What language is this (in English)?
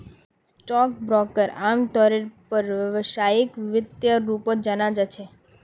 Magahi